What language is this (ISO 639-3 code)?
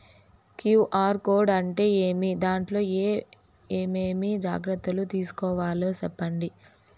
tel